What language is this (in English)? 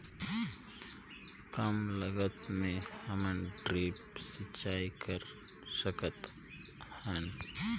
Chhattisgarhi